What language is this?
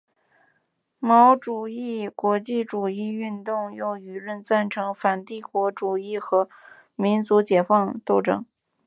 Chinese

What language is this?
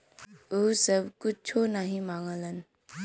Bhojpuri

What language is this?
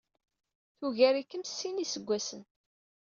Kabyle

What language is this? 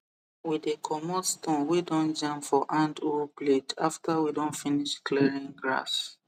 Nigerian Pidgin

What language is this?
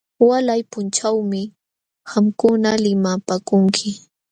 Jauja Wanca Quechua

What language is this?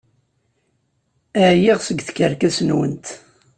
Kabyle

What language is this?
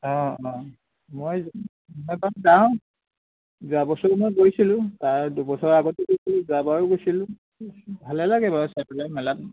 Assamese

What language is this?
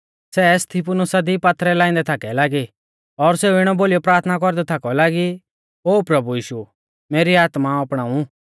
Mahasu Pahari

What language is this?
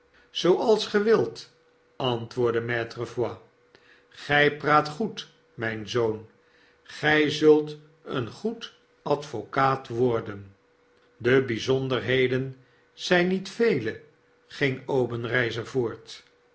Dutch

